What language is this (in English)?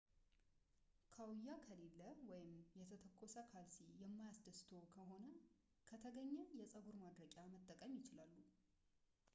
Amharic